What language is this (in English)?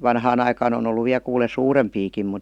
Finnish